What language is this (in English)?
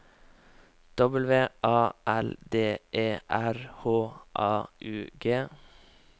Norwegian